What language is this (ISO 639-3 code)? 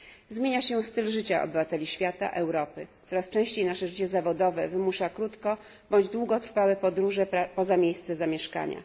pol